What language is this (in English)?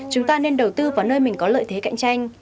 Vietnamese